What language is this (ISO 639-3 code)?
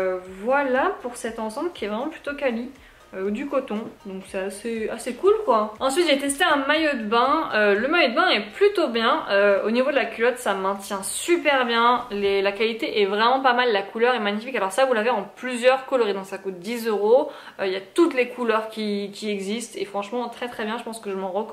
fra